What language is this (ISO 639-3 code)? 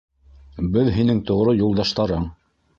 bak